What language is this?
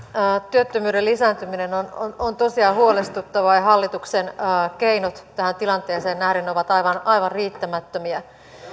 Finnish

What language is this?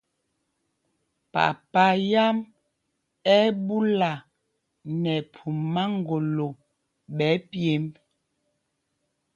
Mpumpong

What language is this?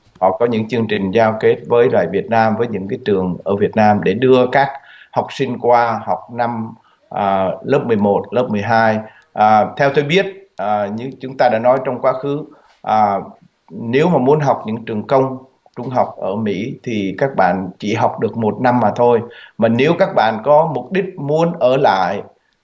Vietnamese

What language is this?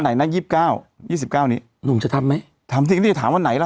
Thai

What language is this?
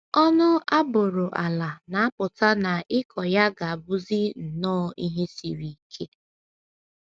Igbo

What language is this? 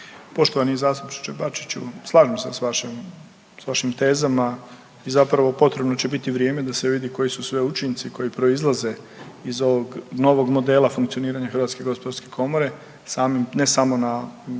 Croatian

